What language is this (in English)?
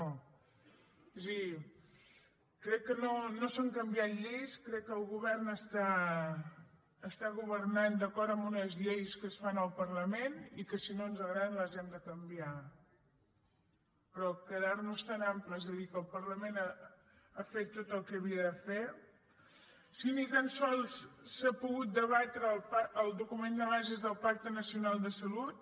Catalan